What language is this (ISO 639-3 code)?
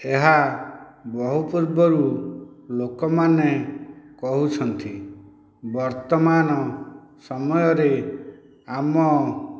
ori